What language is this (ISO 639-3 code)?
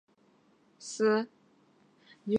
zho